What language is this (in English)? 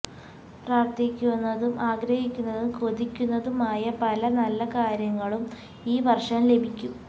Malayalam